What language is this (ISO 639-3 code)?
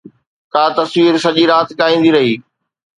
snd